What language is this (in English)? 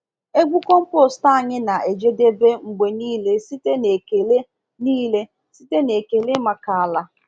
Igbo